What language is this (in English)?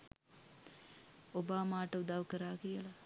Sinhala